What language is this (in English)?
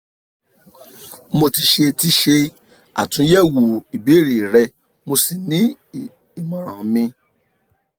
Yoruba